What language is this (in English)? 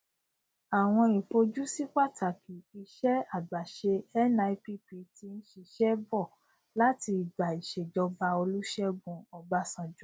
Yoruba